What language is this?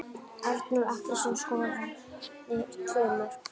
Icelandic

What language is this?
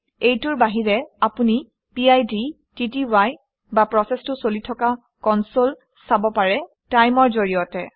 Assamese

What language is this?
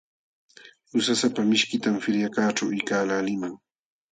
Jauja Wanca Quechua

